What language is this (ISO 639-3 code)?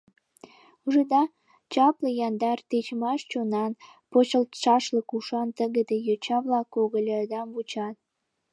chm